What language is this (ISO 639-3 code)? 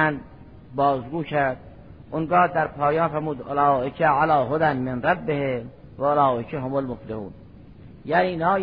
fas